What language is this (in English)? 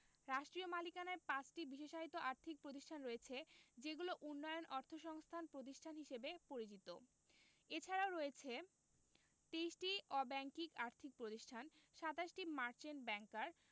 Bangla